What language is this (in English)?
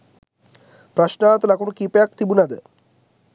Sinhala